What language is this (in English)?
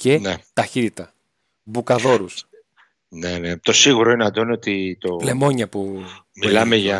Greek